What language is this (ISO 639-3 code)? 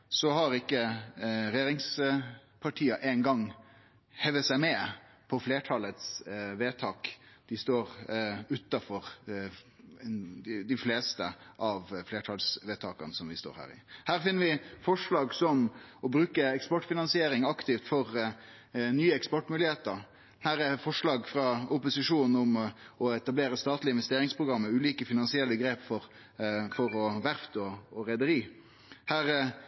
nno